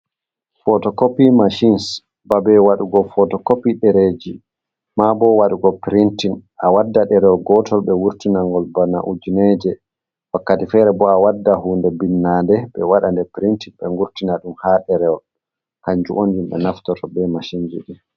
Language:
Fula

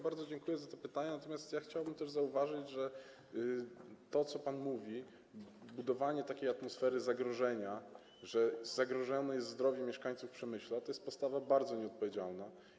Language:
Polish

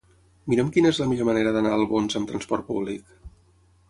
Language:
Catalan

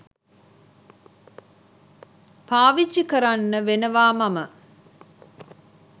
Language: Sinhala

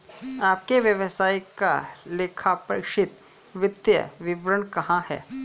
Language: Hindi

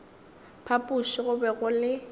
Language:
Northern Sotho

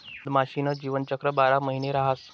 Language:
Marathi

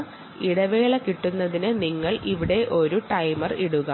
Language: Malayalam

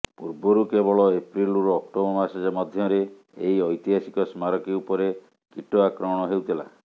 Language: Odia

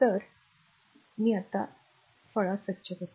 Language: Marathi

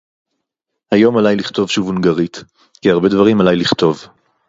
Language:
Hebrew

